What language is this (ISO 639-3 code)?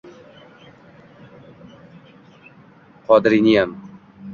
uzb